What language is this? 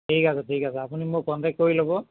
Assamese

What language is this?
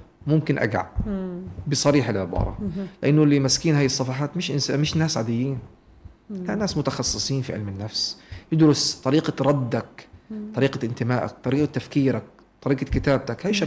Arabic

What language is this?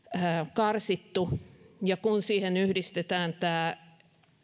Finnish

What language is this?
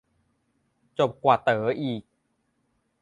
Thai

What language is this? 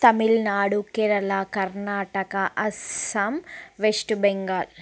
Telugu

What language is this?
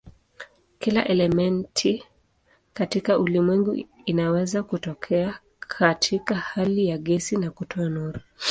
Swahili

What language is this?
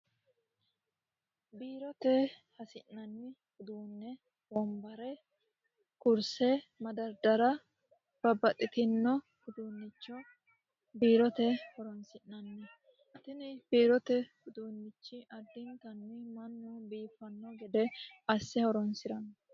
Sidamo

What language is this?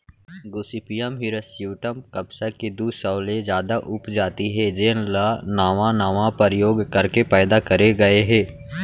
Chhattisgarhi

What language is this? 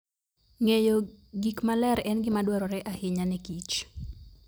Luo (Kenya and Tanzania)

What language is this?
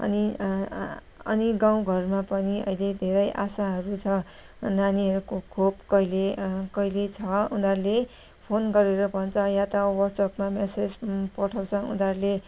Nepali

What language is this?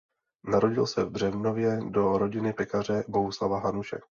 Czech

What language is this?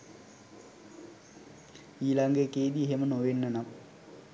Sinhala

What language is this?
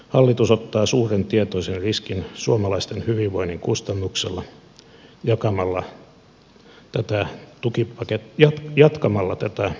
Finnish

